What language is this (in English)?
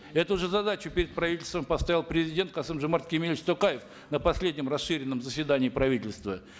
Kazakh